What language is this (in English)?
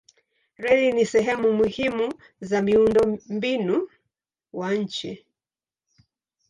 Swahili